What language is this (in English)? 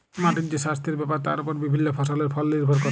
Bangla